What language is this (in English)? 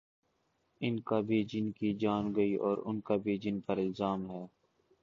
Urdu